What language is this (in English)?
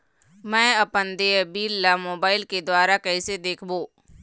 Chhattisgarhi